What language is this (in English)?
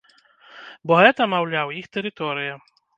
Belarusian